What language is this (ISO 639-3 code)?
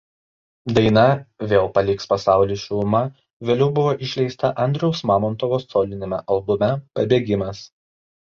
lit